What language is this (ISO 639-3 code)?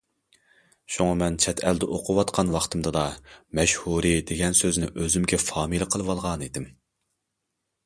uig